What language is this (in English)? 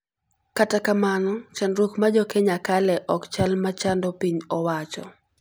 Luo (Kenya and Tanzania)